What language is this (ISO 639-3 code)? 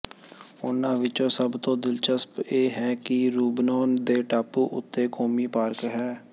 pan